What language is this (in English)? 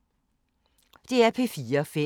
Danish